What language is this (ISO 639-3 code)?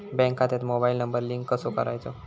mar